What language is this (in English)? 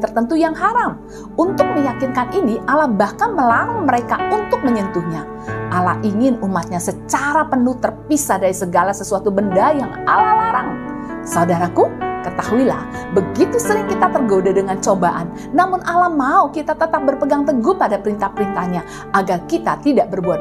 Indonesian